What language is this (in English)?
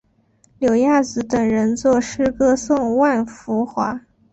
Chinese